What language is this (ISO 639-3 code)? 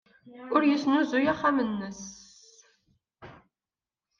kab